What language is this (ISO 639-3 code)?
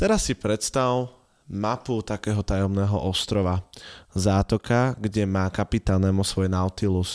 slk